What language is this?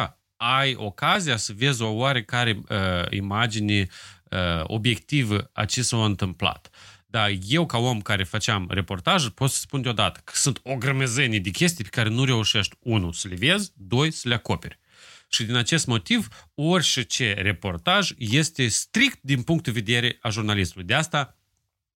Romanian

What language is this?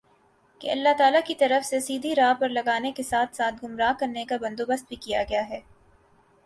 Urdu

